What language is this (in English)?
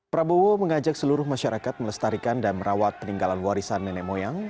Indonesian